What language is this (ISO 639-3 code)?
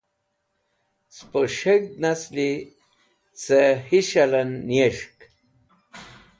wbl